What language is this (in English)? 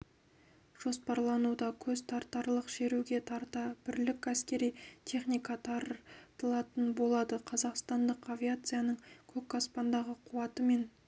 Kazakh